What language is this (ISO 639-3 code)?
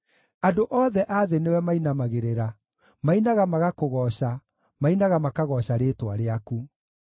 kik